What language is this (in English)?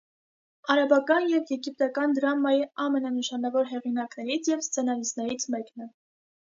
Armenian